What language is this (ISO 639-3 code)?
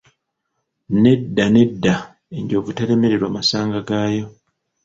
lug